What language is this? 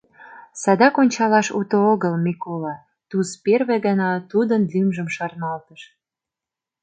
Mari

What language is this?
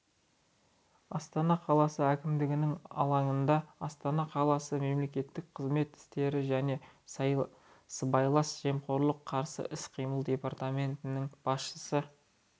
Kazakh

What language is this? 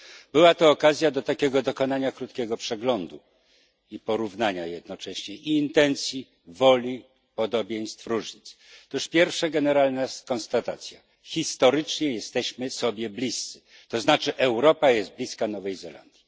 Polish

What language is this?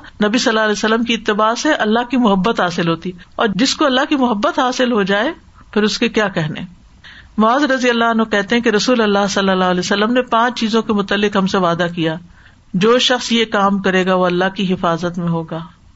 Urdu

